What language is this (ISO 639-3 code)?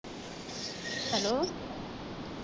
pan